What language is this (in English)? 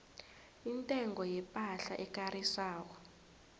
South Ndebele